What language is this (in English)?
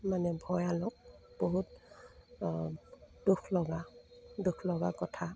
Assamese